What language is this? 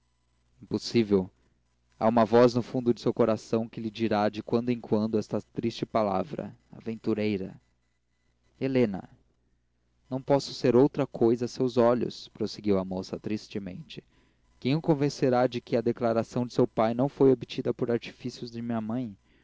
Portuguese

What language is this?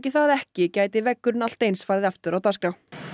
Icelandic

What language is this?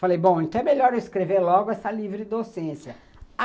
Portuguese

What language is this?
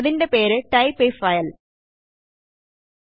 Malayalam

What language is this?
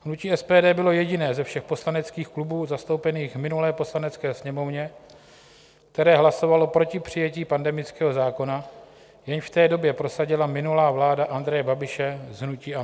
Czech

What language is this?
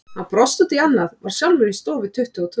Icelandic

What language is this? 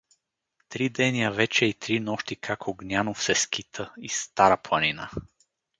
Bulgarian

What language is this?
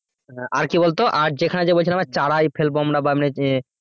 Bangla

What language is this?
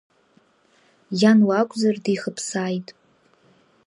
Abkhazian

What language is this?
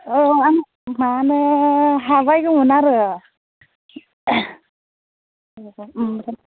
Bodo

